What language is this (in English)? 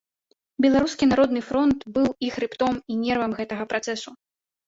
Belarusian